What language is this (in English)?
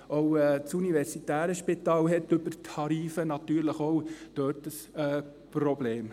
Swiss German